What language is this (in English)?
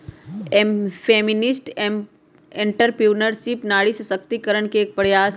Magahi